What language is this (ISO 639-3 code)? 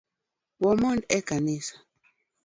luo